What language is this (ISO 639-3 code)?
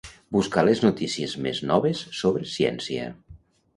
cat